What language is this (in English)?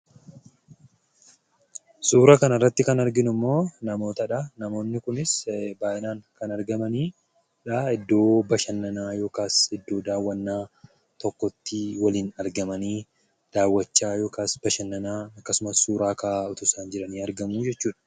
Oromo